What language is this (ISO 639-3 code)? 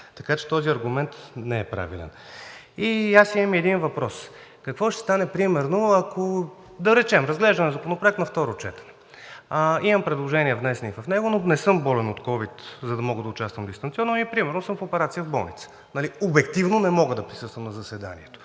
bul